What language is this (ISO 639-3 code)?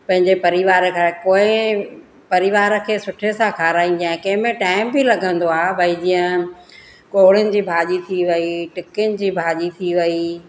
snd